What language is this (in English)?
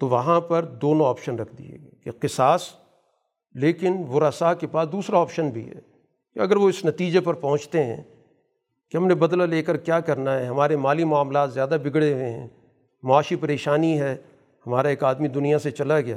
Urdu